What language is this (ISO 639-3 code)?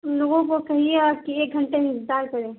urd